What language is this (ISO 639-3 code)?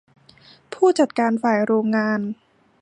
tha